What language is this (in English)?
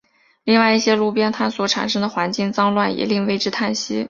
Chinese